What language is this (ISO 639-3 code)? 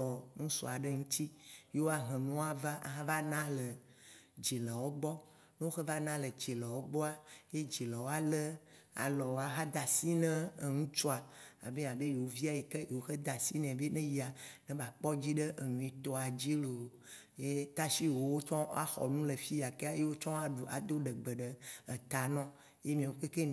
wci